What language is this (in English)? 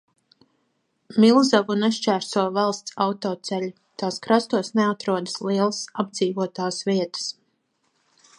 Latvian